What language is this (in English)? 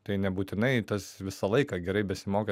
Lithuanian